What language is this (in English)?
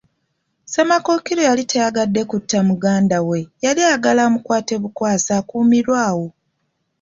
Ganda